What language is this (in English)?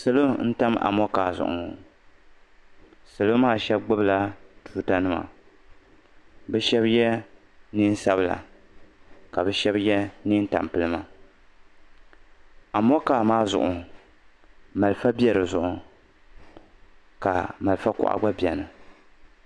Dagbani